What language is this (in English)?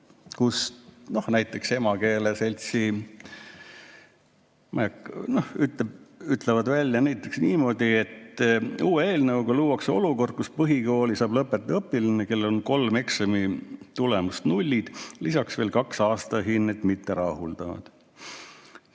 Estonian